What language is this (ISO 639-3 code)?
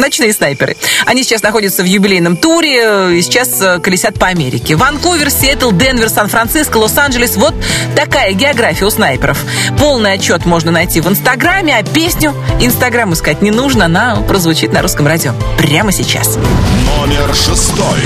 rus